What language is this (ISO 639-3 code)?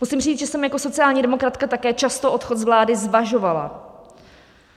ces